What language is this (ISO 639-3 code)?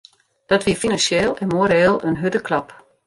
fry